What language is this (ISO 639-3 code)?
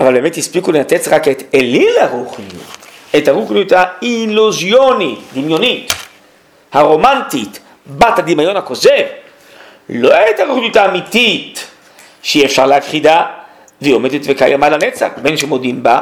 heb